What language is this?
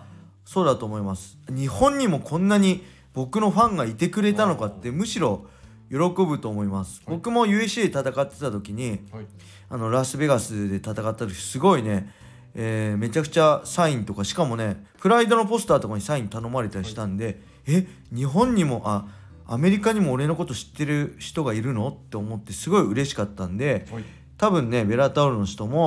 Japanese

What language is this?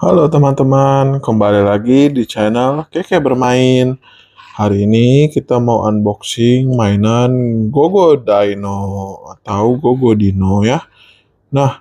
Indonesian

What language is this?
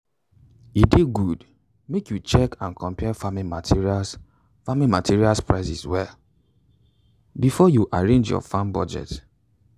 Nigerian Pidgin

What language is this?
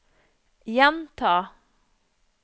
Norwegian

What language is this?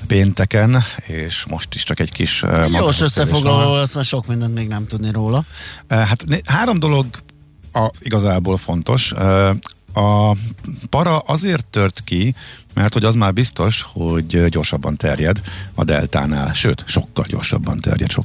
Hungarian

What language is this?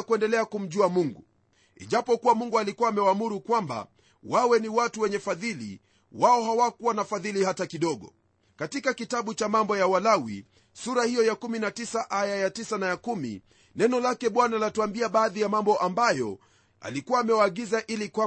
Swahili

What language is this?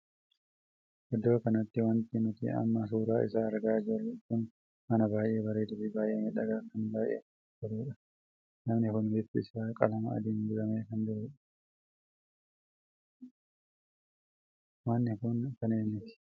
Oromo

